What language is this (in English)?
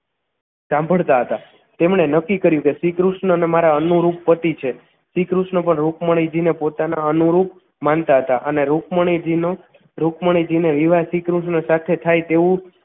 Gujarati